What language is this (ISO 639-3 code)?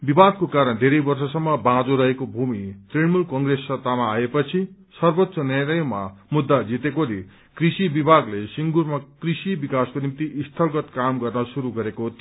nep